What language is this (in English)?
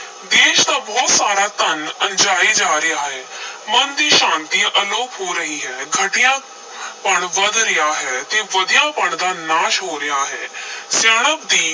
Punjabi